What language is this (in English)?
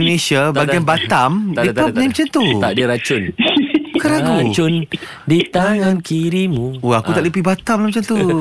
Malay